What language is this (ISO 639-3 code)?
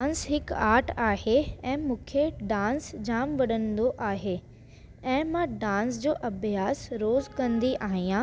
snd